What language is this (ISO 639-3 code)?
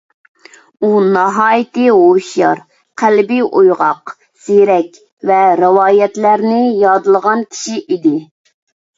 uig